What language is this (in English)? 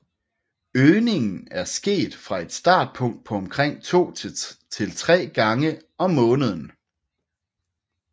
Danish